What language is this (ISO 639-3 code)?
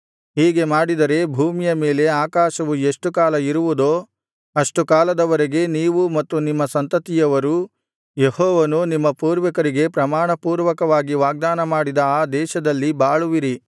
kan